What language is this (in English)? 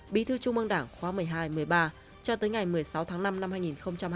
Vietnamese